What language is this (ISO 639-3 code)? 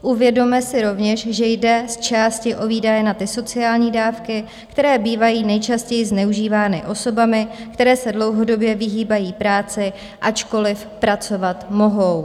ces